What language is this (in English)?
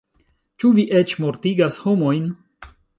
Esperanto